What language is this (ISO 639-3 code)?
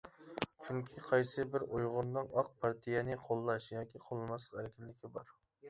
uig